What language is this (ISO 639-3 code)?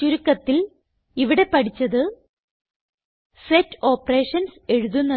mal